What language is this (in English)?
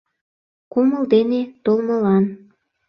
Mari